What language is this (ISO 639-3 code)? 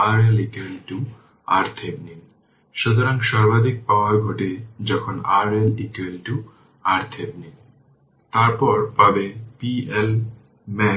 ben